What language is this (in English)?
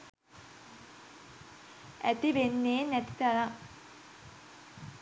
Sinhala